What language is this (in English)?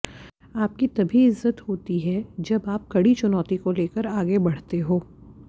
Hindi